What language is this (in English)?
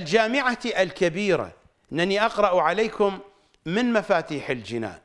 Arabic